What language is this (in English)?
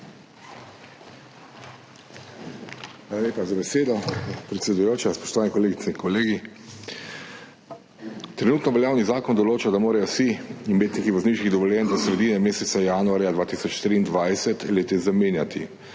Slovenian